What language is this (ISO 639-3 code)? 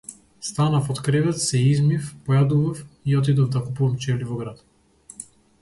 mkd